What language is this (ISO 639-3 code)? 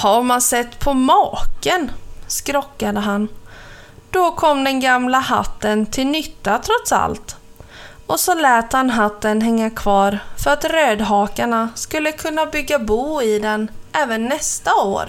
swe